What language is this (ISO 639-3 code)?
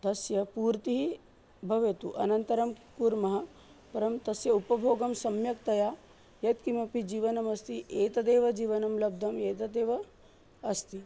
san